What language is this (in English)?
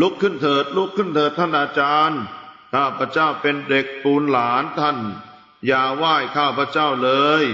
Thai